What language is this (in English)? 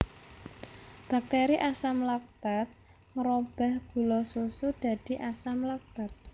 Javanese